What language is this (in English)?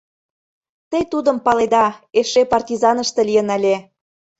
Mari